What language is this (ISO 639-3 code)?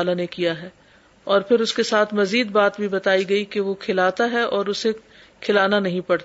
urd